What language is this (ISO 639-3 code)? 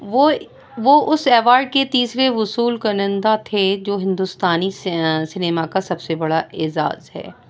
urd